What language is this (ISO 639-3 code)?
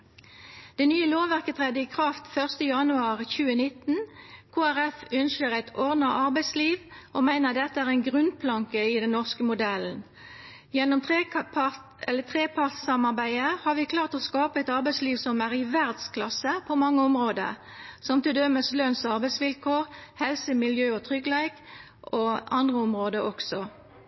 nno